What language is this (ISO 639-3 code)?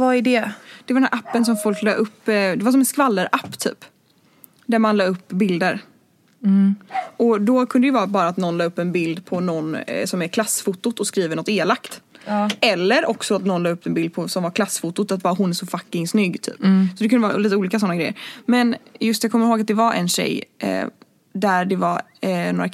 swe